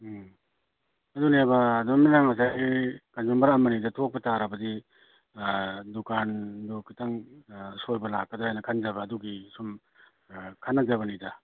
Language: Manipuri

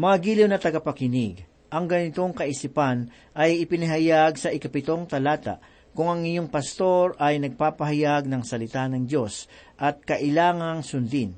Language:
Filipino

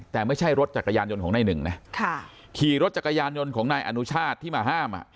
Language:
Thai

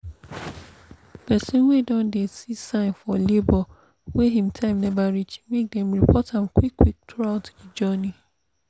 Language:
Nigerian Pidgin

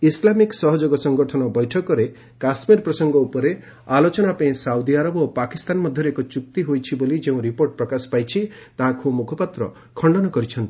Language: Odia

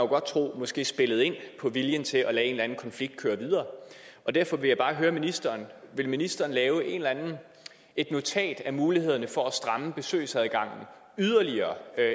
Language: Danish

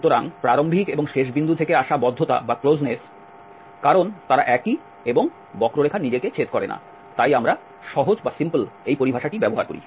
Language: Bangla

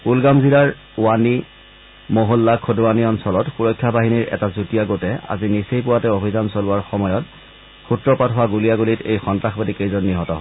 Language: Assamese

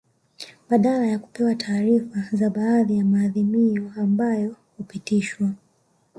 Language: Swahili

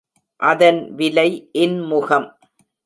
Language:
Tamil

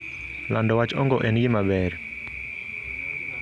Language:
Luo (Kenya and Tanzania)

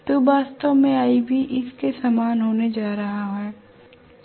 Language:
Hindi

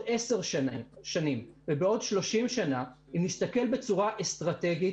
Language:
Hebrew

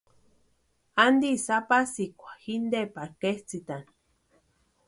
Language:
Western Highland Purepecha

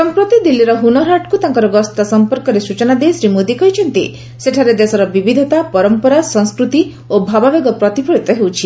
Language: Odia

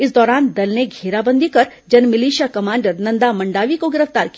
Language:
Hindi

